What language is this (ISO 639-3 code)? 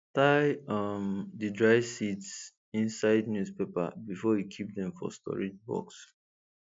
pcm